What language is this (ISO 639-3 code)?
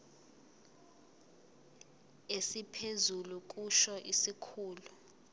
zul